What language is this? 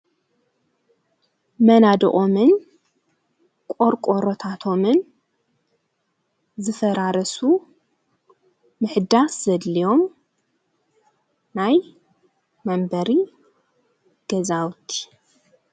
Tigrinya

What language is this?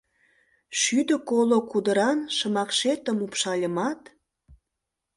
Mari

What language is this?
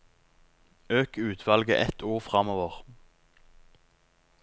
Norwegian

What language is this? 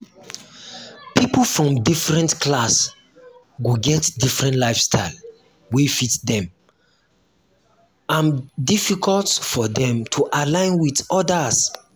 Nigerian Pidgin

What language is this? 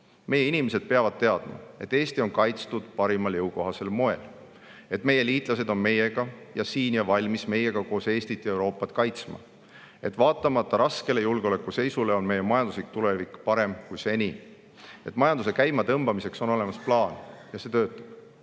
Estonian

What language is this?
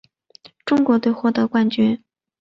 Chinese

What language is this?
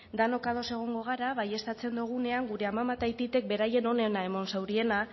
Basque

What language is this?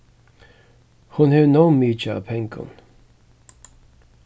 Faroese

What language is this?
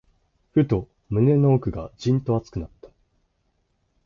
Japanese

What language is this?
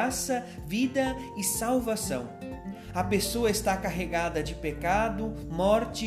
Portuguese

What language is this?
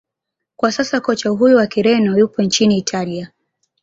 Swahili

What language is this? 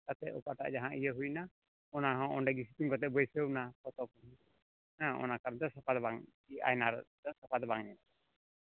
Santali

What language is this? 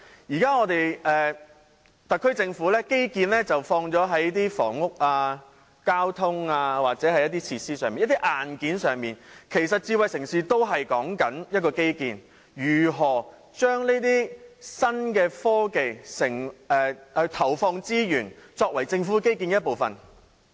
Cantonese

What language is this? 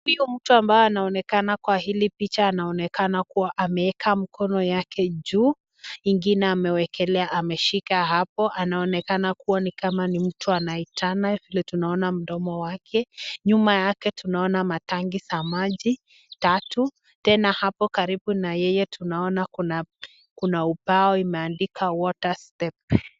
Swahili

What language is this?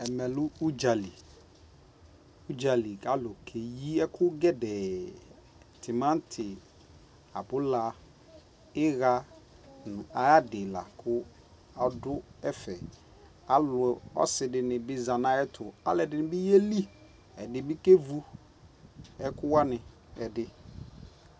Ikposo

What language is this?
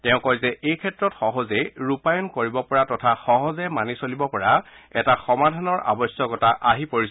Assamese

